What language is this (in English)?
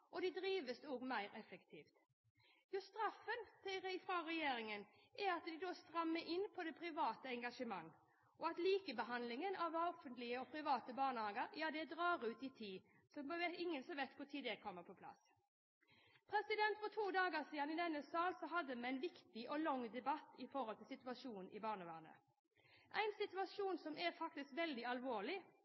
Norwegian Bokmål